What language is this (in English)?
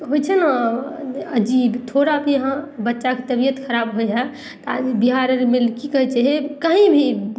Maithili